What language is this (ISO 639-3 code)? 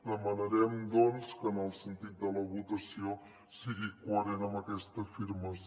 cat